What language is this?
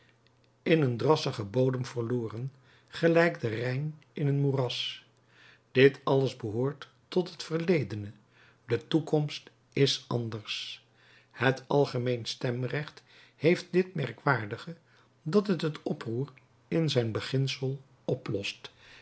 Dutch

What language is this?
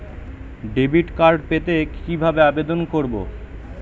Bangla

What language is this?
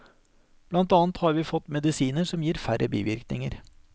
Norwegian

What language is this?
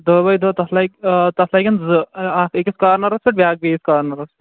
Kashmiri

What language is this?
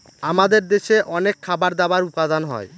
Bangla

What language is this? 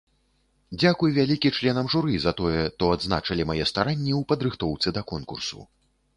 Belarusian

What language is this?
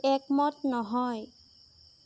Assamese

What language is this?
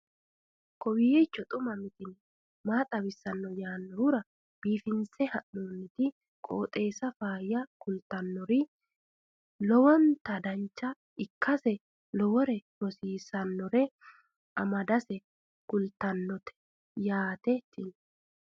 Sidamo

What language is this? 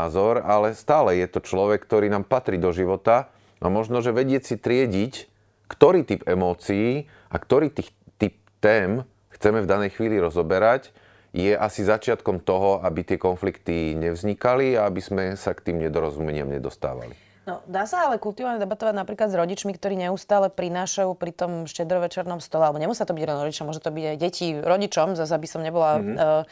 Slovak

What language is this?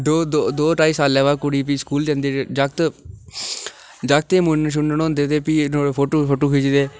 Dogri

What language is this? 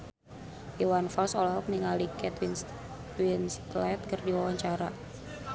Sundanese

